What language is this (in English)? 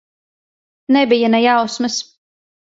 Latvian